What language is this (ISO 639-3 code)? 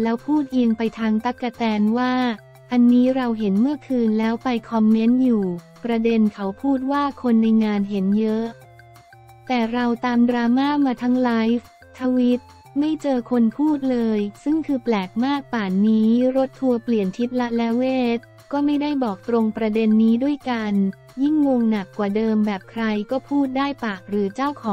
tha